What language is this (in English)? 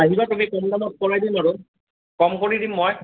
Assamese